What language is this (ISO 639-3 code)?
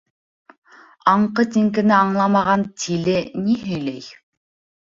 bak